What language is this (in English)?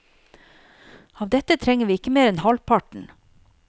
Norwegian